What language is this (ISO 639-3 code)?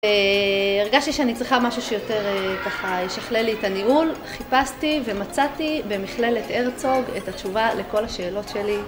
heb